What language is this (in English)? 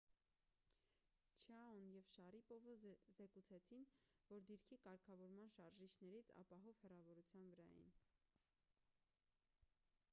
Armenian